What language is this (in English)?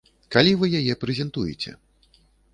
Belarusian